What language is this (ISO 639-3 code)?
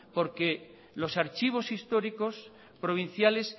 spa